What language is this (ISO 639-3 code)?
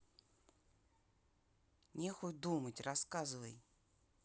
rus